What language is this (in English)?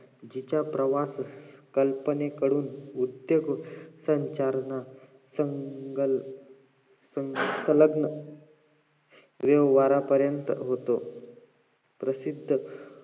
Marathi